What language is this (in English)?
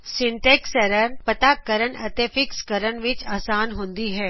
Punjabi